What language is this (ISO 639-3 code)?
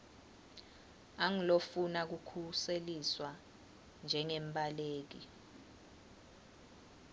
ssw